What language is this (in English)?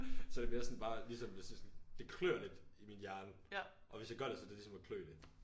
Danish